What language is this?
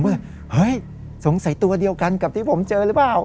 Thai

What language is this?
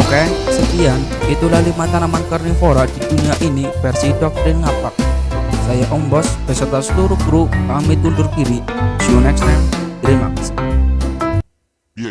Indonesian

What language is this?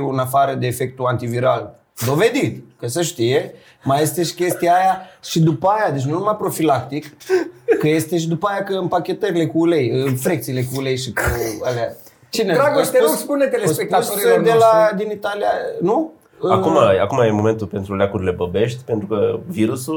Romanian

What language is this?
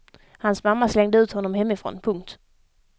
Swedish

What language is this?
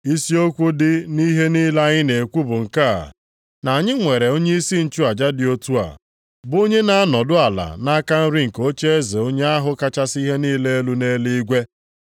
Igbo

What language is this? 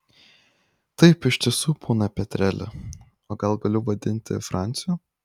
Lithuanian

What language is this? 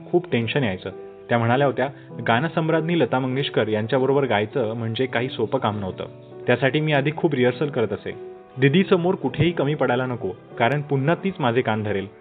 Romanian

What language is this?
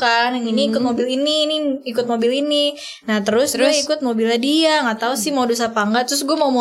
Indonesian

